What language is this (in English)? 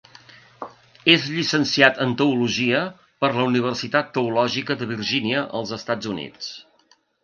Catalan